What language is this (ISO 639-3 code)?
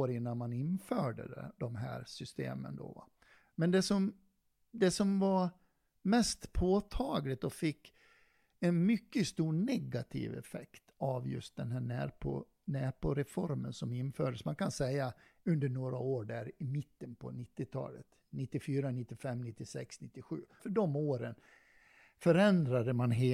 swe